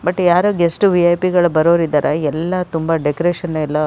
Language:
Kannada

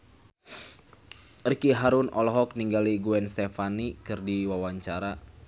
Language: Sundanese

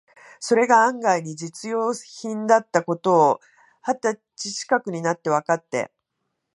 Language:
Japanese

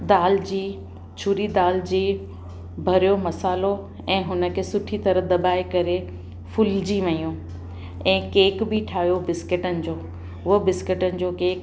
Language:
Sindhi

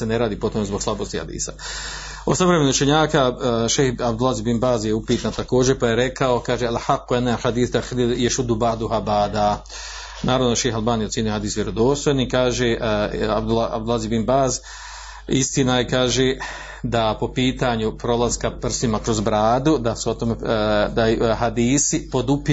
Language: Croatian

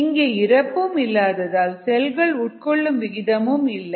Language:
Tamil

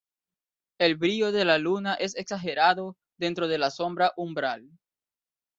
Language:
Spanish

